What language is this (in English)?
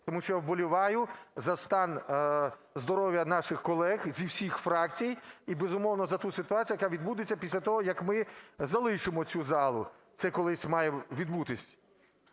Ukrainian